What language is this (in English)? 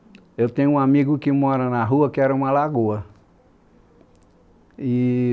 Portuguese